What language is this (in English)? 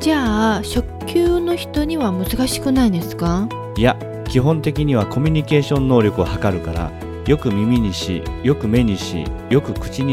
Japanese